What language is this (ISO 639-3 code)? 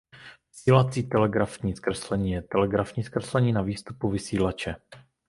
ces